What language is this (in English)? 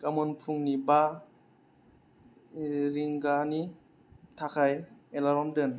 Bodo